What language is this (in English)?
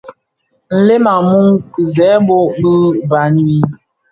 Bafia